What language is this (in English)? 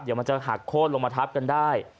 Thai